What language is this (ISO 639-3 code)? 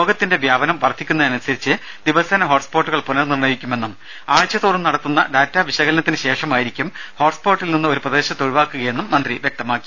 mal